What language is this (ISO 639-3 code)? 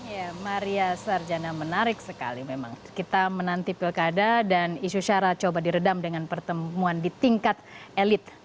ind